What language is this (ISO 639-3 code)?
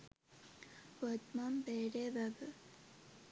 sin